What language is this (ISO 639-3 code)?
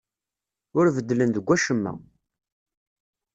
kab